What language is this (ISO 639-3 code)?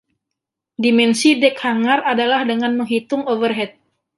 ind